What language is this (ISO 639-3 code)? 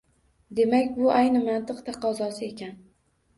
uzb